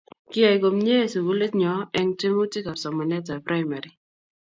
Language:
Kalenjin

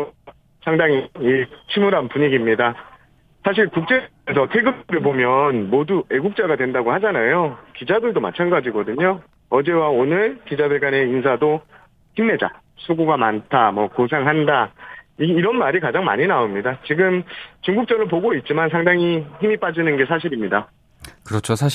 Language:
Korean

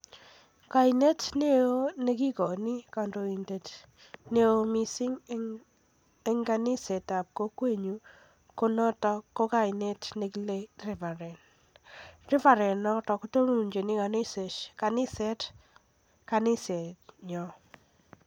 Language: Kalenjin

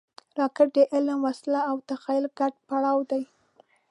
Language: Pashto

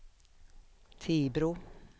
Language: Swedish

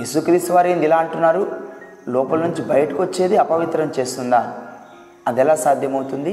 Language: Telugu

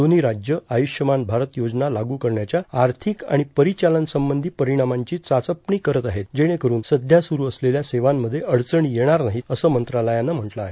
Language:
Marathi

